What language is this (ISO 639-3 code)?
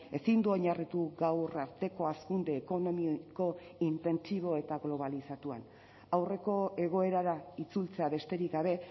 eus